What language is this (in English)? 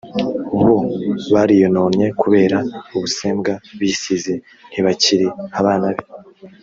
Kinyarwanda